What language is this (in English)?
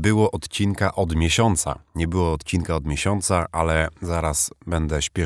Polish